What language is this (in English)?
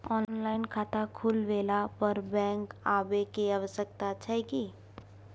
Maithili